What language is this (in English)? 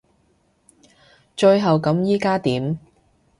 Cantonese